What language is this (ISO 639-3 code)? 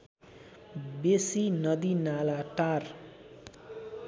nep